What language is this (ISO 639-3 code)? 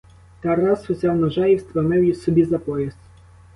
ukr